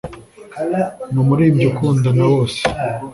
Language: Kinyarwanda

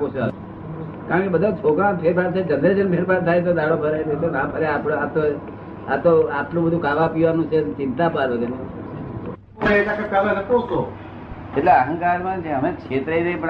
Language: Gujarati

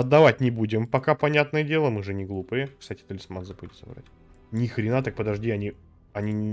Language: Russian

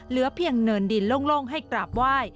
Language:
Thai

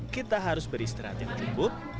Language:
Indonesian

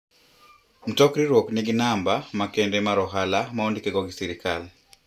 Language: Luo (Kenya and Tanzania)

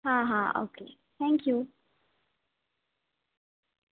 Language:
Gujarati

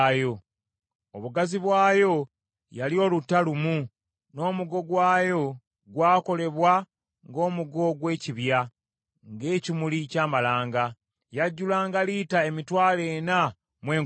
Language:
Ganda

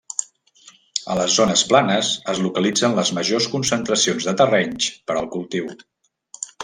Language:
Catalan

